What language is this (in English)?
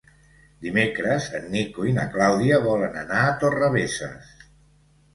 Catalan